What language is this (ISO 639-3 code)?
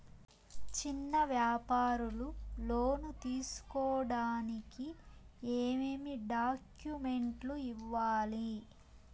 tel